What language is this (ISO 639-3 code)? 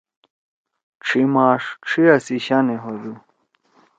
trw